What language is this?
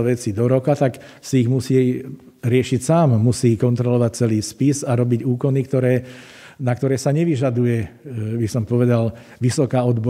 Slovak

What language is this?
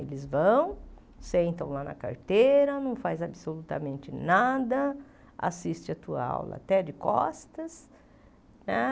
Portuguese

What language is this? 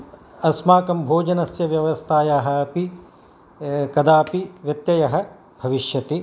Sanskrit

